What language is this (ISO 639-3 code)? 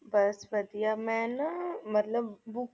pan